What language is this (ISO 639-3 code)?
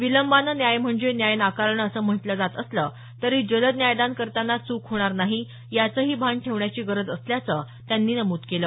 mar